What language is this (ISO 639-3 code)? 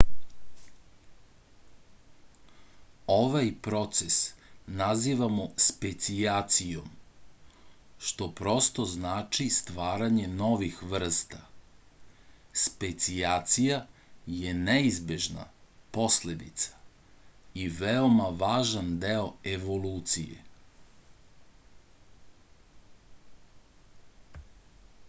srp